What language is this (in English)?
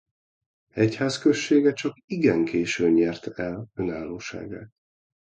Hungarian